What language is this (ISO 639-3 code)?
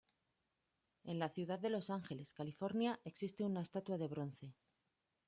spa